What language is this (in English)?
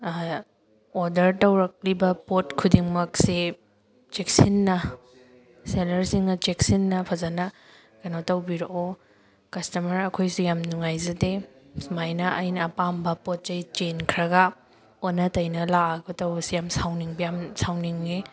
Manipuri